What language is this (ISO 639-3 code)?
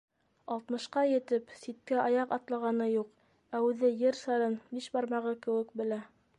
bak